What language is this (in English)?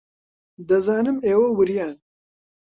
Central Kurdish